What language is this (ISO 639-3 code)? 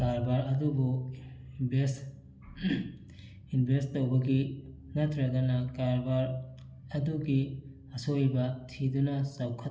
mni